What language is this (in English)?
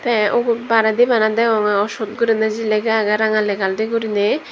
Chakma